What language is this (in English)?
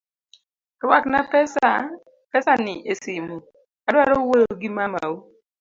Luo (Kenya and Tanzania)